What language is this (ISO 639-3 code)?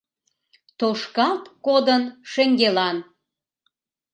chm